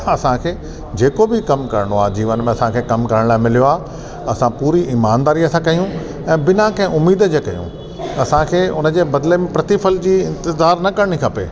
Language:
Sindhi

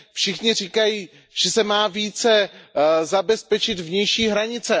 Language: Czech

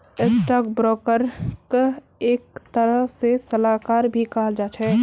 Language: Magahi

